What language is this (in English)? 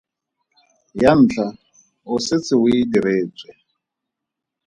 Tswana